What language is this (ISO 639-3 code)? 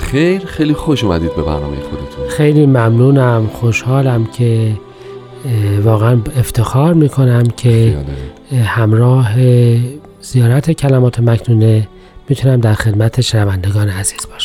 fas